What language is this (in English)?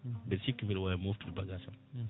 Fula